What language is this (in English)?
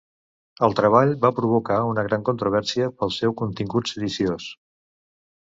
Catalan